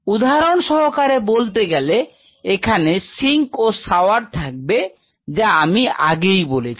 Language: Bangla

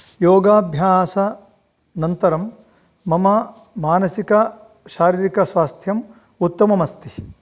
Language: Sanskrit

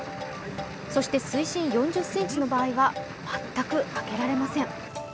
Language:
Japanese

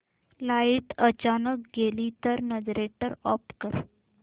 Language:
Marathi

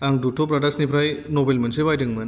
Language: Bodo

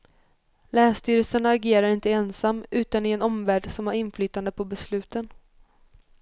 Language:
Swedish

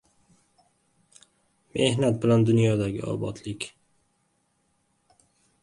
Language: Uzbek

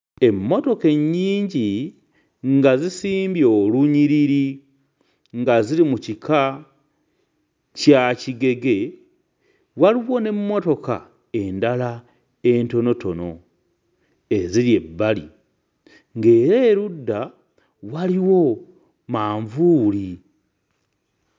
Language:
Ganda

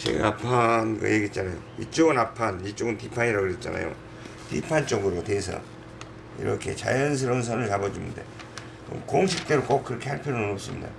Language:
Korean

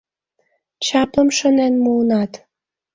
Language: Mari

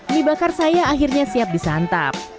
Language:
Indonesian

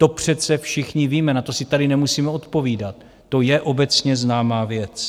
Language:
Czech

